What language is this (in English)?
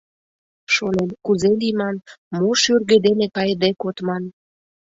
Mari